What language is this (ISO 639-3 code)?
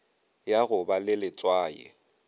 nso